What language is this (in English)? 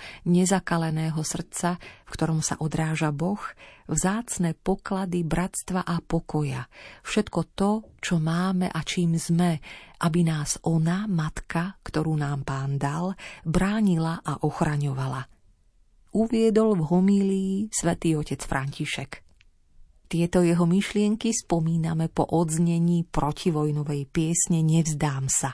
Slovak